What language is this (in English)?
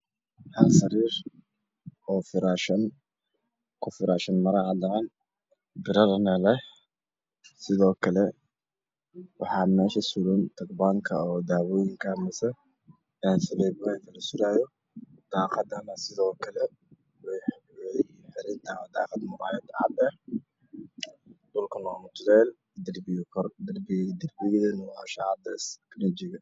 Somali